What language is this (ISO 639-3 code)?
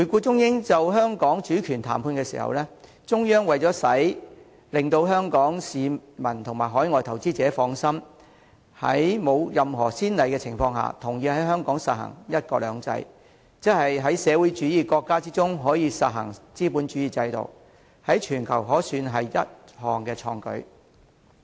yue